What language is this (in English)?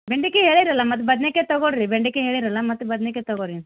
Kannada